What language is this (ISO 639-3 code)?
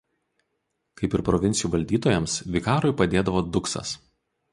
lit